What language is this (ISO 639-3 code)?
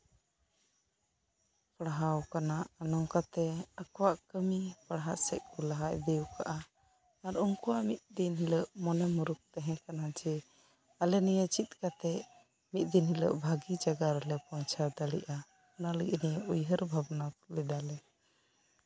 sat